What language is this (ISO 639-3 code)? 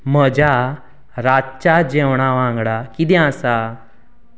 kok